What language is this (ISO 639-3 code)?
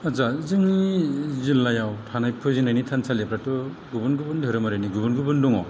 brx